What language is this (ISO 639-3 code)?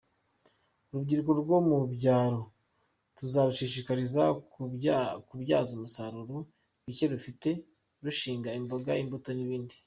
kin